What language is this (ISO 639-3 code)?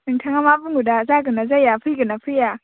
brx